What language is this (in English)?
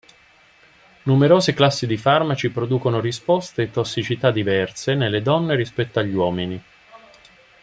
Italian